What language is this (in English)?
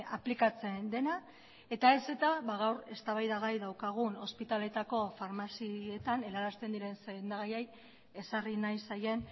Basque